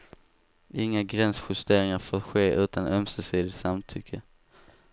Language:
Swedish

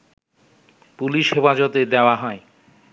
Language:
Bangla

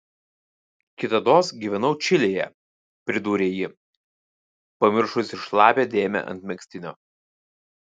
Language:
Lithuanian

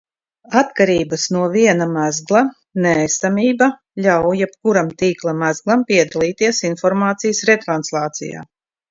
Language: Latvian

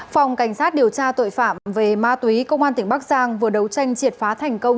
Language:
Vietnamese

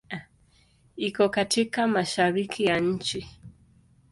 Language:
Swahili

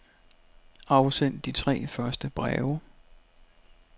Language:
Danish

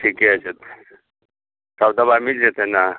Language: Maithili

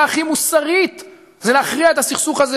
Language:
Hebrew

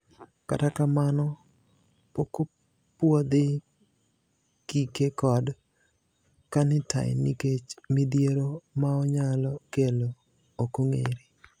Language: Luo (Kenya and Tanzania)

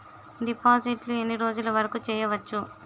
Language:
Telugu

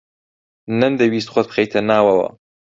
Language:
Central Kurdish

